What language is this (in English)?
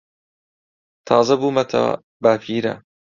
Central Kurdish